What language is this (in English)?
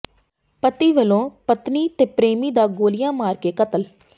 Punjabi